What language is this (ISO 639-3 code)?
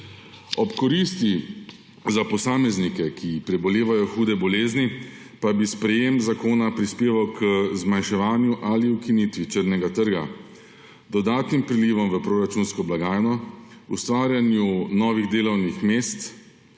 slv